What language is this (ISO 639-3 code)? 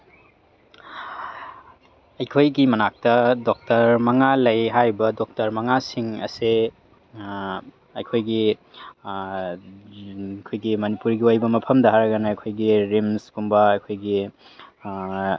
mni